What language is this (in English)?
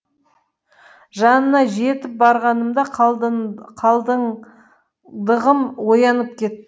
Kazakh